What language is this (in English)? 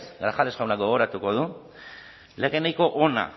Basque